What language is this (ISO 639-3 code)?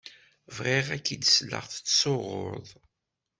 kab